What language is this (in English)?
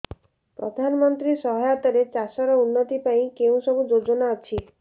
Odia